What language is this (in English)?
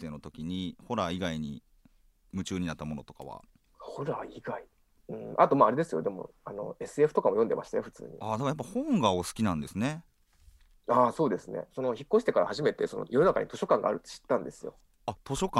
Japanese